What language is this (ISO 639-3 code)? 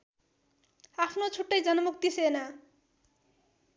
nep